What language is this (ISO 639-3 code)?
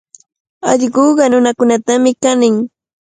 qvl